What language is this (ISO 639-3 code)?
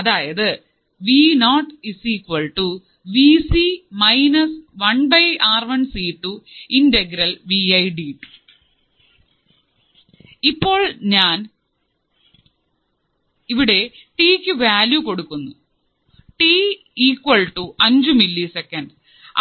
mal